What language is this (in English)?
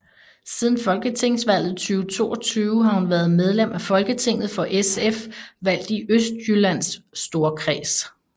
Danish